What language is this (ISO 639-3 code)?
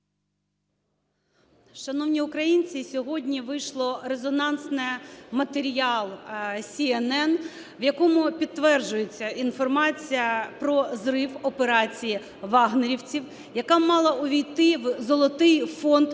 ukr